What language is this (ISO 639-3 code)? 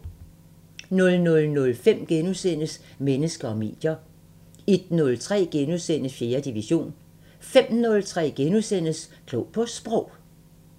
dan